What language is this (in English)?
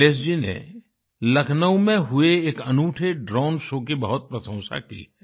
Hindi